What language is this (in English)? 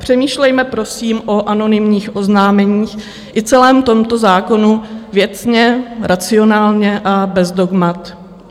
Czech